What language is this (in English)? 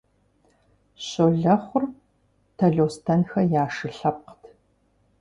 Kabardian